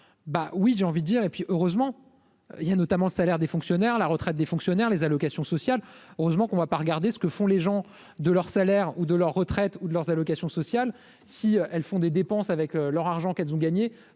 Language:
French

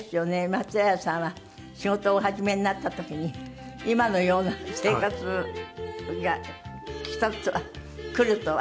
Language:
Japanese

